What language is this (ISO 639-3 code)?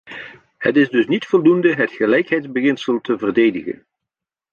nld